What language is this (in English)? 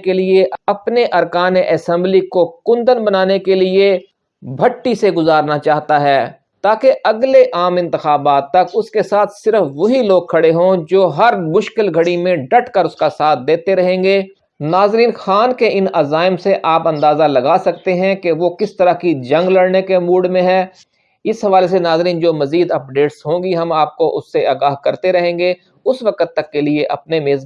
Urdu